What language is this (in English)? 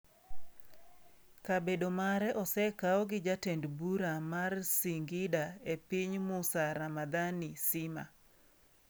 Luo (Kenya and Tanzania)